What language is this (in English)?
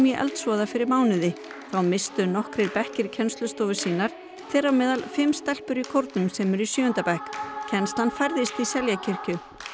Icelandic